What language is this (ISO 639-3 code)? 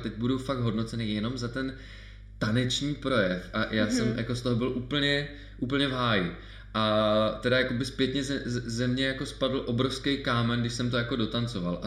ces